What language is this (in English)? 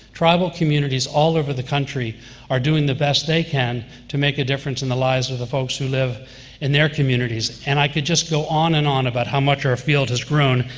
English